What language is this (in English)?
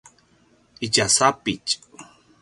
Paiwan